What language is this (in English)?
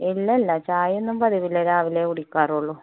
Malayalam